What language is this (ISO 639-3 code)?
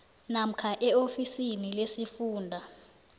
nbl